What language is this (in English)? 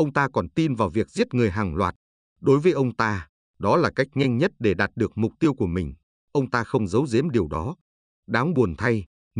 Vietnamese